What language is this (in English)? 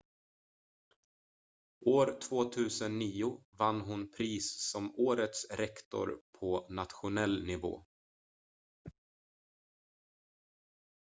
Swedish